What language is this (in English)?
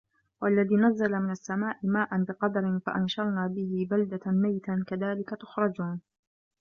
Arabic